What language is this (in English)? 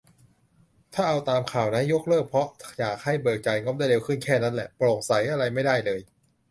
Thai